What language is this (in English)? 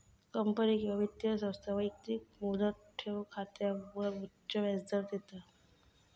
Marathi